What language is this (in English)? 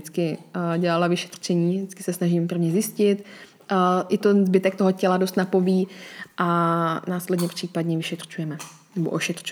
Czech